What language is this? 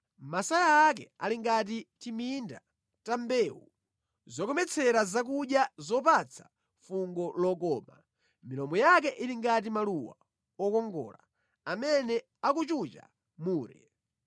Nyanja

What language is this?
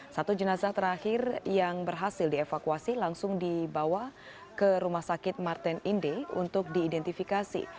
Indonesian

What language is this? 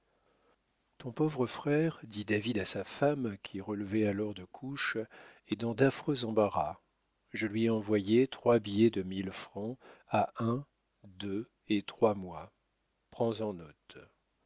French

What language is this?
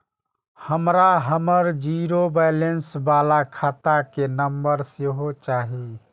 Maithili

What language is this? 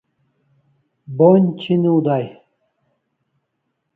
Kalasha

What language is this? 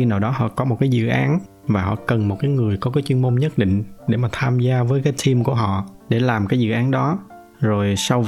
Vietnamese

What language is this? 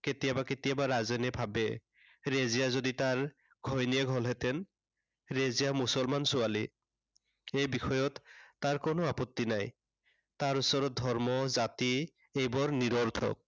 Assamese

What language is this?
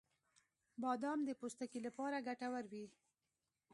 Pashto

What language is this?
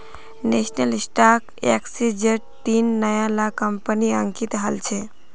Magahi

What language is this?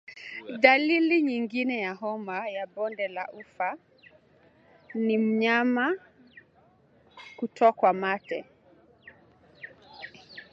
Swahili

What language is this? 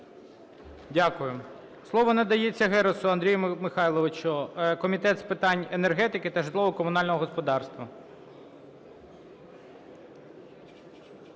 Ukrainian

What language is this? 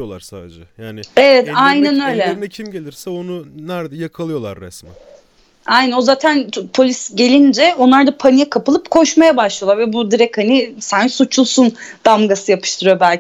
Turkish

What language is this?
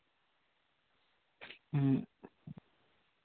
Santali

